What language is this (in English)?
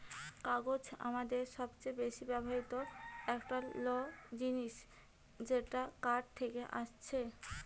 Bangla